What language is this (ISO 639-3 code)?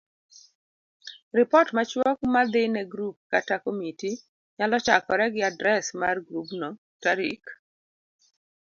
luo